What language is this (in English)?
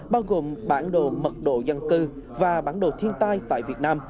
Vietnamese